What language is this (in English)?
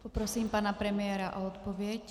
Czech